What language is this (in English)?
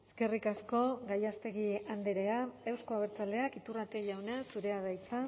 Basque